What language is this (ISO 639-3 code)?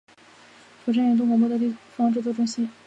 zho